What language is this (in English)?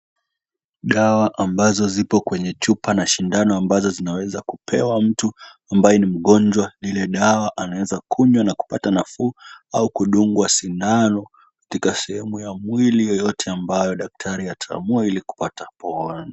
Swahili